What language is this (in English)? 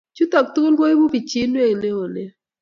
Kalenjin